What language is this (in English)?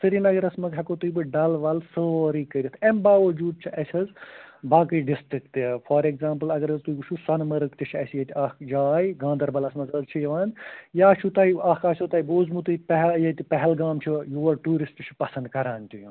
Kashmiri